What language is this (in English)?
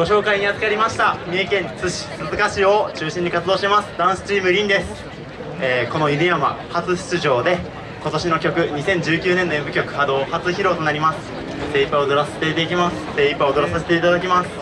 Japanese